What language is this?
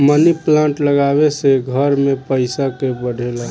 Bhojpuri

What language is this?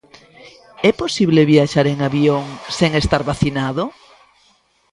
Galician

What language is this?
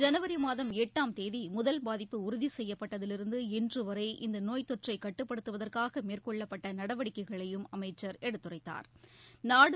Tamil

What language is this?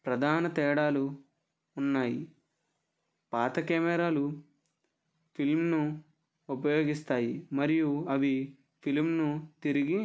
Telugu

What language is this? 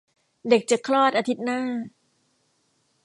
Thai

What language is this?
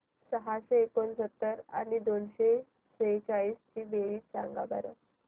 Marathi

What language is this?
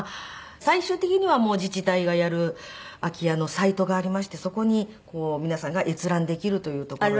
Japanese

